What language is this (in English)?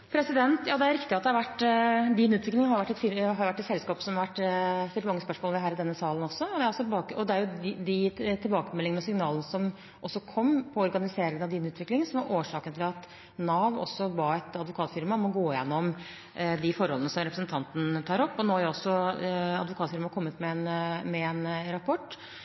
Norwegian